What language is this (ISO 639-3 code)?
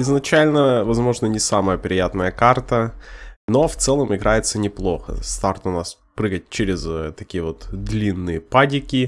rus